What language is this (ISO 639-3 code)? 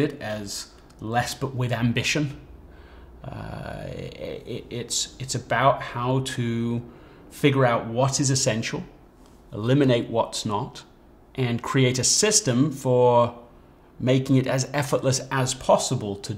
eng